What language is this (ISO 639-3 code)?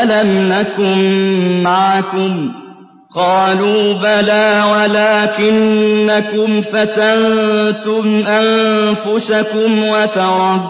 ara